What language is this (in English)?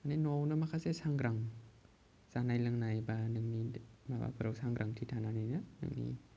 Bodo